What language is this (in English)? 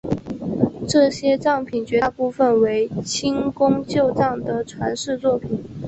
Chinese